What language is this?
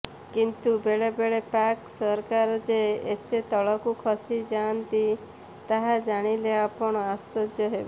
Odia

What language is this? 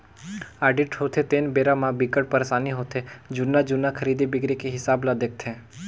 Chhattisgarhi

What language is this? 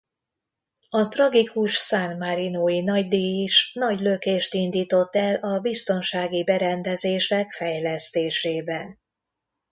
Hungarian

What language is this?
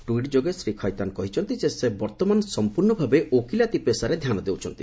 Odia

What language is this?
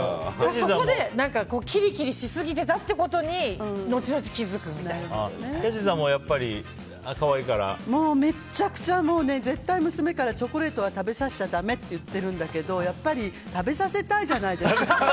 Japanese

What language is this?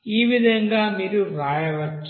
Telugu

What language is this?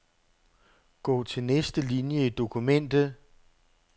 Danish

